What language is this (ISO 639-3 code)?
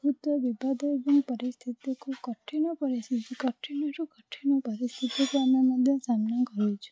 ori